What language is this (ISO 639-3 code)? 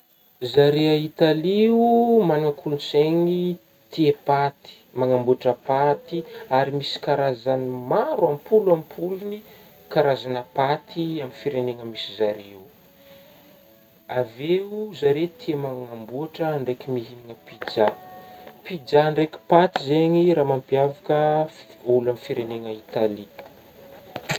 bmm